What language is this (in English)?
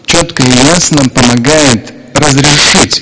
Russian